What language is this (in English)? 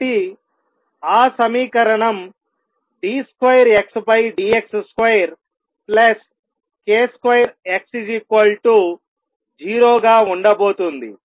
Telugu